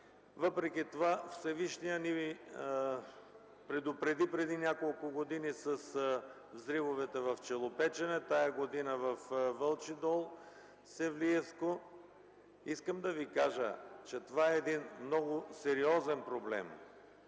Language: Bulgarian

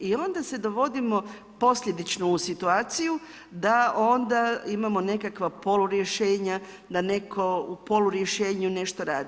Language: Croatian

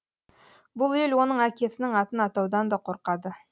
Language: Kazakh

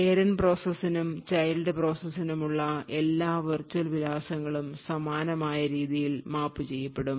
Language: Malayalam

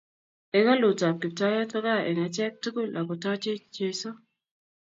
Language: Kalenjin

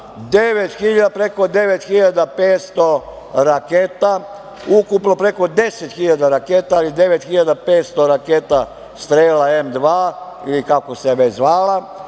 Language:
Serbian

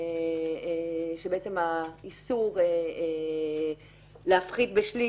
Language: Hebrew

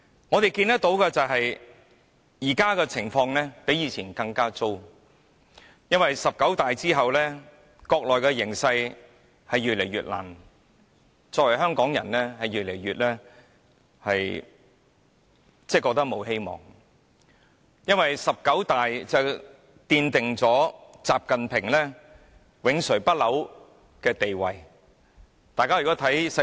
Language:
Cantonese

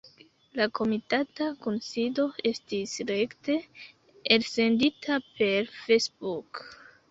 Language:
Esperanto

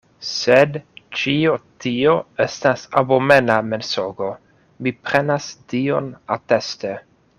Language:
Esperanto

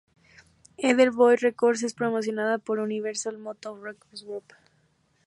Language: Spanish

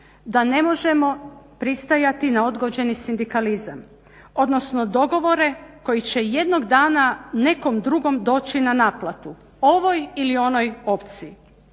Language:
Croatian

